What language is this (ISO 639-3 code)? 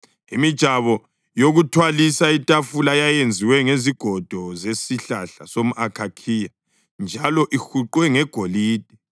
nde